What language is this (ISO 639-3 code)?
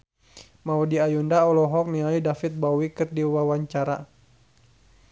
sun